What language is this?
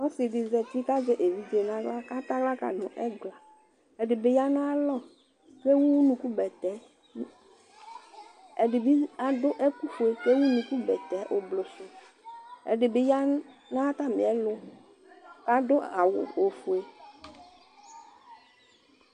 Ikposo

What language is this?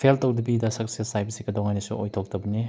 Manipuri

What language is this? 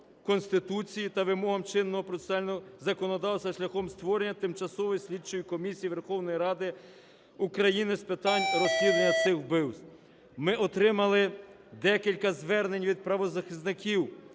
Ukrainian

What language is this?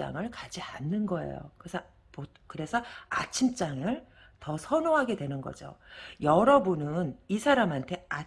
Korean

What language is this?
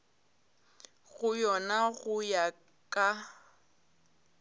Northern Sotho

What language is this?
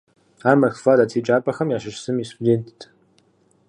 Kabardian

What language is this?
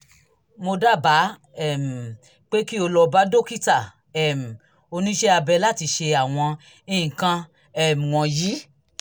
Yoruba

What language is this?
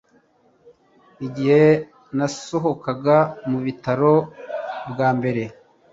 Kinyarwanda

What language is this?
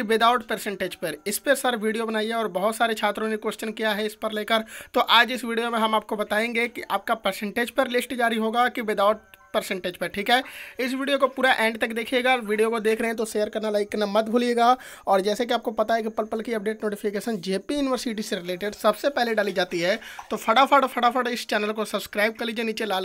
Hindi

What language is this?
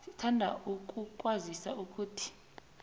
South Ndebele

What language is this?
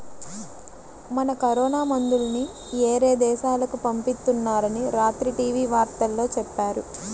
Telugu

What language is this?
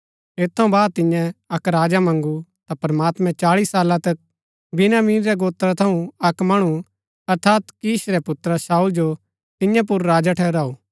Gaddi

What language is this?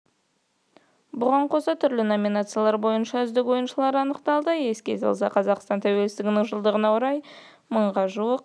Kazakh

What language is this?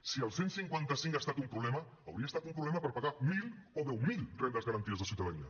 Catalan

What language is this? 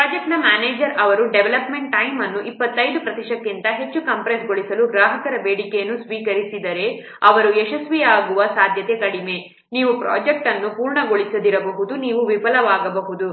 Kannada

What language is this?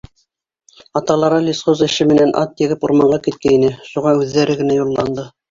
Bashkir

